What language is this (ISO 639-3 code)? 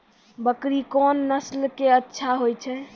mai